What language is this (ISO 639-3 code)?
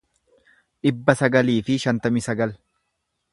orm